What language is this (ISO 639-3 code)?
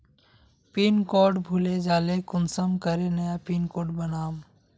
mag